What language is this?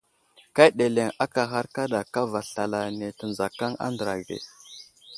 Wuzlam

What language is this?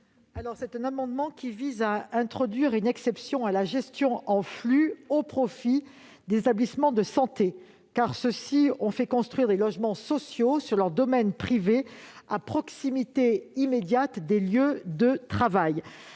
French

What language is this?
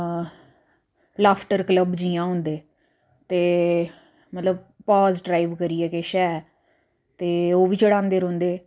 Dogri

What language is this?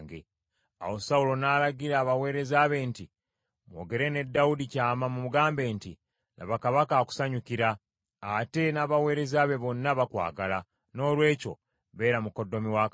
Ganda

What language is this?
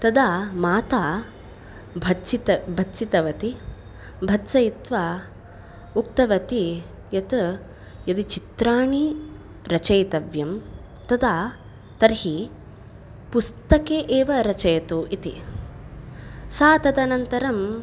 Sanskrit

